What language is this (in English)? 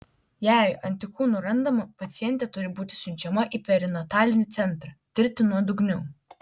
Lithuanian